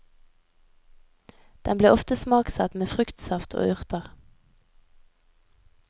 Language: Norwegian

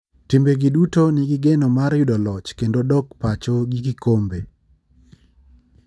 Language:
Luo (Kenya and Tanzania)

